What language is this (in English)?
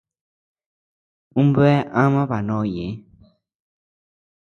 Tepeuxila Cuicatec